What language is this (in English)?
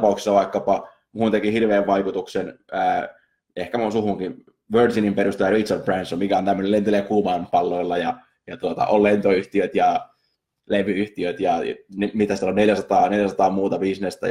Finnish